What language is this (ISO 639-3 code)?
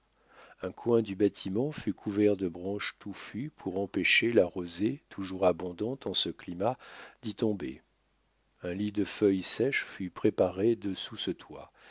fra